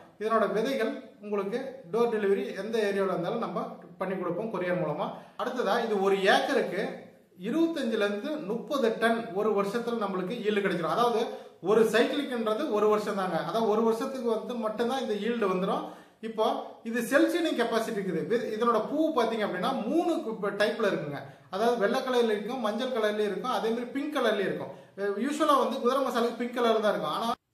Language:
Tamil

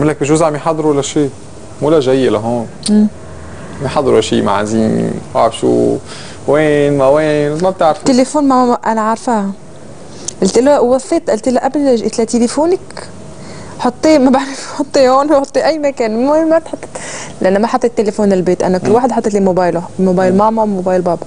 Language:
Arabic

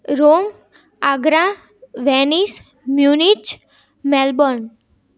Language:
Gujarati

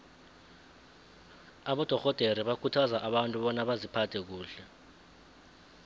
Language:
South Ndebele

